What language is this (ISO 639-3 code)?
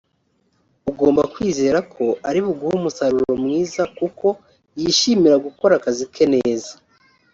kin